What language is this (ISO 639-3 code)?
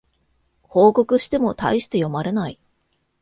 jpn